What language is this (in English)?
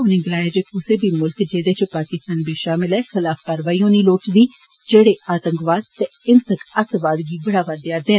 Dogri